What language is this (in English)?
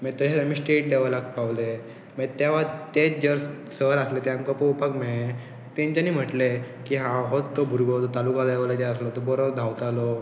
Konkani